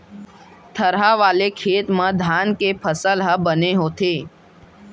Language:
Chhattisgarhi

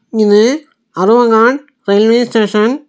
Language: Tamil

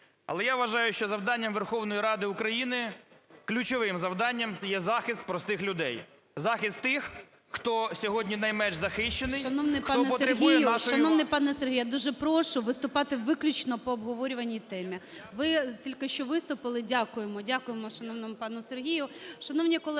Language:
Ukrainian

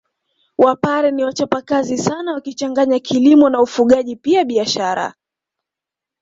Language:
Swahili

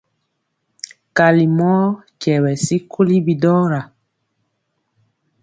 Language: Mpiemo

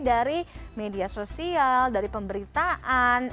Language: Indonesian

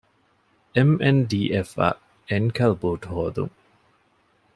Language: Divehi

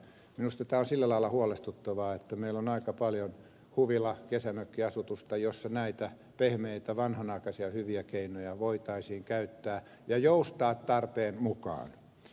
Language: Finnish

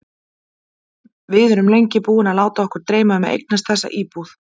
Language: Icelandic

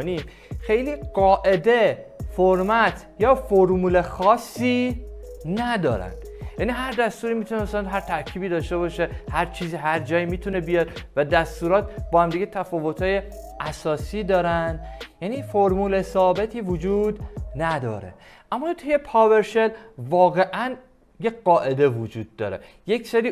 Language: Persian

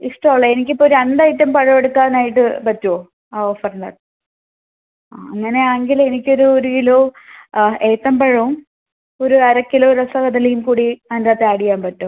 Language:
Malayalam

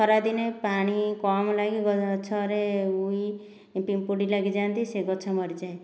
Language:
Odia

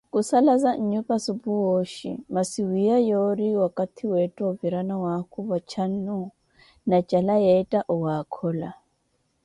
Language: Koti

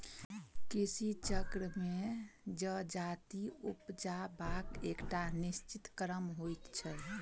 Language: Maithili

